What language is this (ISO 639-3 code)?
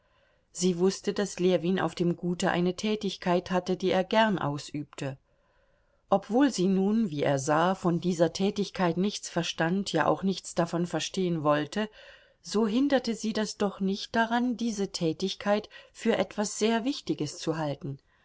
deu